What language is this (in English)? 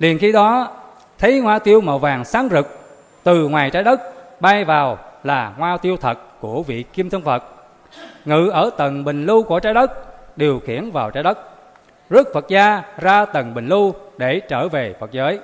Vietnamese